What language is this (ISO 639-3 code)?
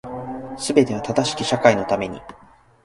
jpn